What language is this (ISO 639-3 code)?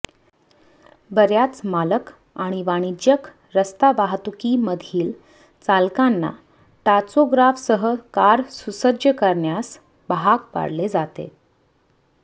mar